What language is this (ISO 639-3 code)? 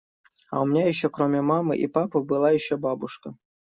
rus